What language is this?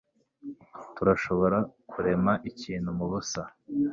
Kinyarwanda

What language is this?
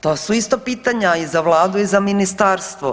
Croatian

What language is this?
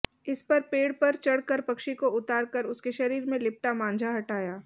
Hindi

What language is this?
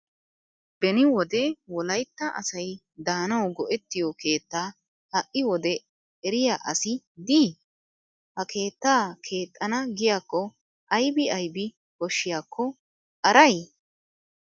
Wolaytta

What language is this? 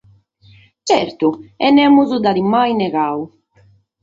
Sardinian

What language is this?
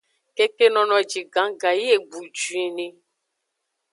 Aja (Benin)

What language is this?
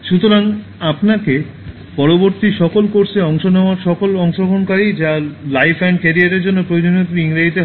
Bangla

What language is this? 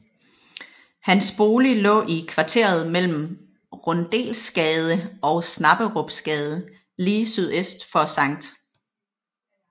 Danish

